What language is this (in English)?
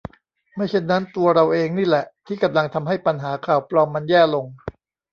Thai